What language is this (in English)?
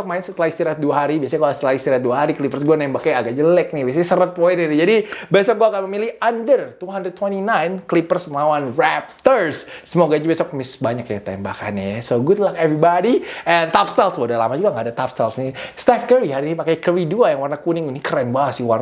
Indonesian